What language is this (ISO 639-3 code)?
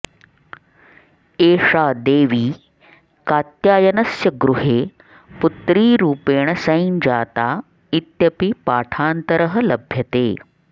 san